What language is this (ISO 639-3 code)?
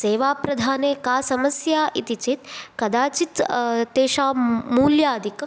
san